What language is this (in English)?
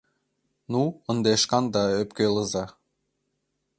Mari